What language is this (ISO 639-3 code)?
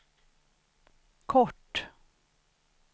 swe